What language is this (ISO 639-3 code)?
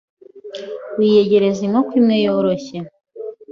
kin